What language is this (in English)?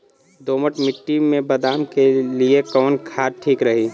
Bhojpuri